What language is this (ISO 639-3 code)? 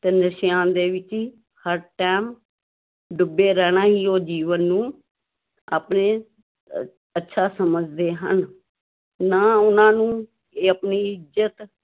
pan